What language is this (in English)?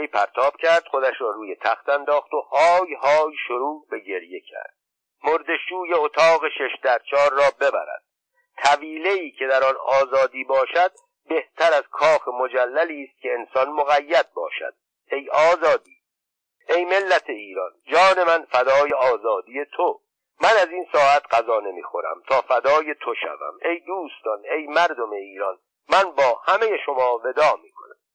Persian